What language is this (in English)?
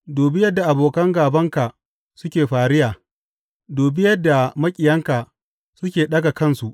Hausa